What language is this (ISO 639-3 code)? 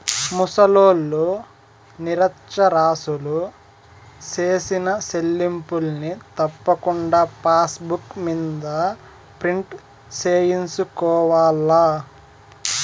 tel